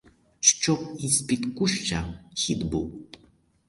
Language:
Ukrainian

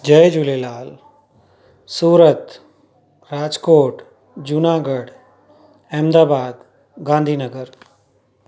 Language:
Sindhi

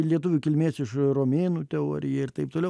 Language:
Lithuanian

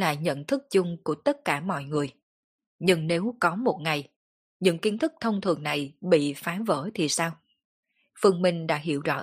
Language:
Vietnamese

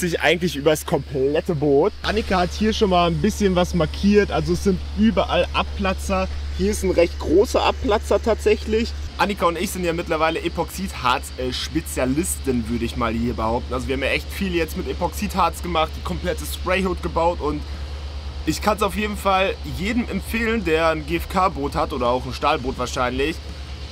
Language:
German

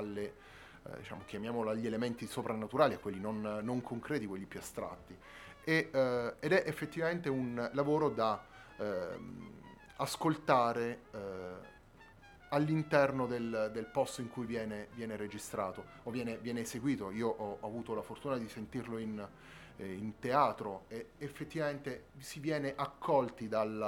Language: Italian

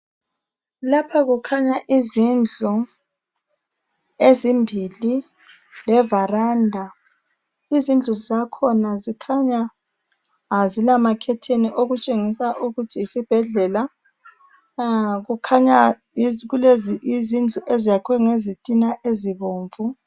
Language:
North Ndebele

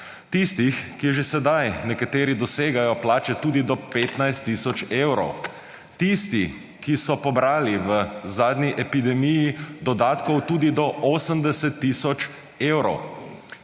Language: Slovenian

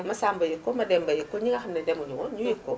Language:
Wolof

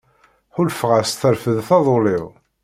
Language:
Kabyle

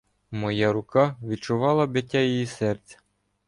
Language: Ukrainian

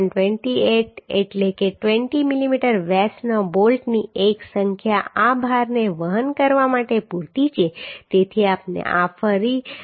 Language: Gujarati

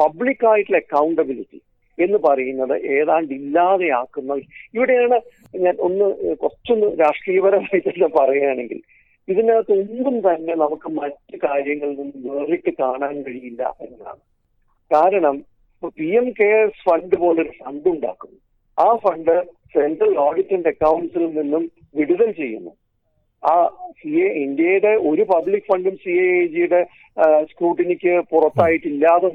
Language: Malayalam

